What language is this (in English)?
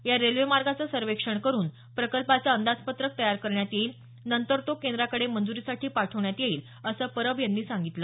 Marathi